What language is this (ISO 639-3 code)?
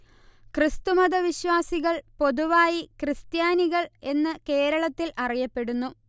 mal